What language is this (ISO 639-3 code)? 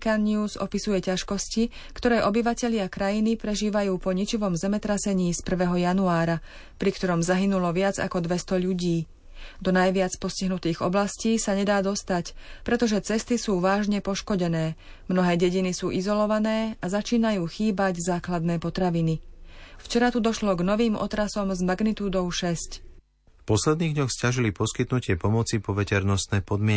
slk